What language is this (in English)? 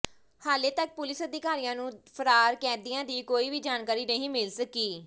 Punjabi